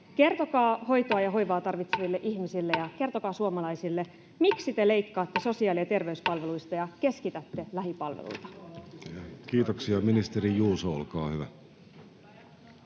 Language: Finnish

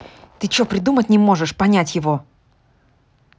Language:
Russian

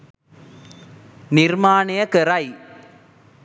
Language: Sinhala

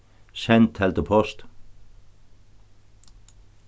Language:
Faroese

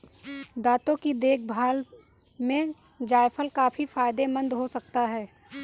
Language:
Hindi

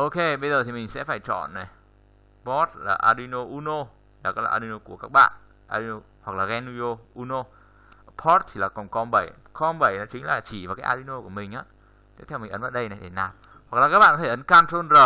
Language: Vietnamese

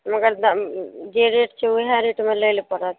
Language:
Maithili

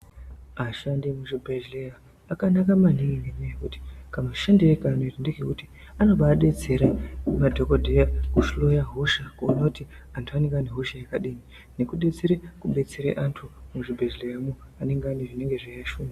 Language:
Ndau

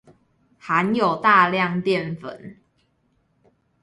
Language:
Chinese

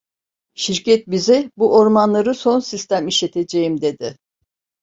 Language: Turkish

